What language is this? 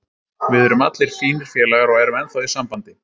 Icelandic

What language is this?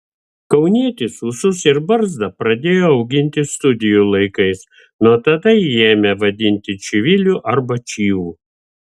Lithuanian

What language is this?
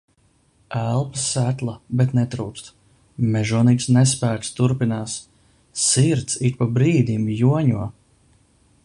Latvian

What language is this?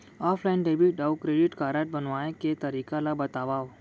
Chhattisgarhi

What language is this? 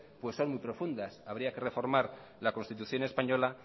Spanish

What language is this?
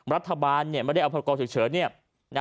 Thai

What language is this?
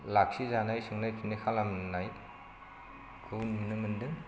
Bodo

